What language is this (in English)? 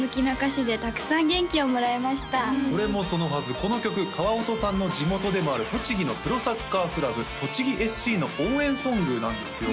Japanese